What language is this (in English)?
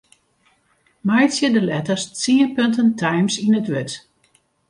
Western Frisian